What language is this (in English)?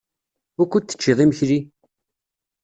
Kabyle